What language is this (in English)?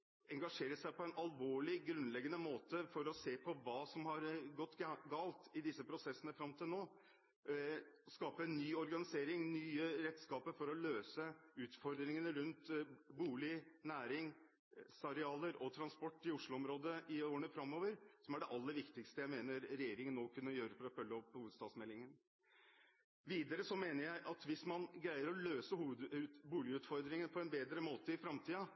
Norwegian Bokmål